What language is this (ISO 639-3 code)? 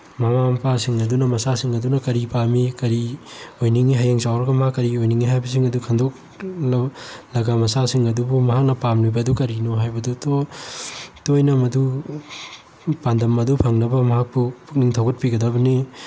mni